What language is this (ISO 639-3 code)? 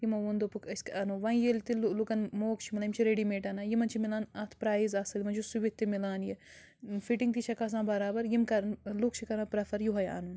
kas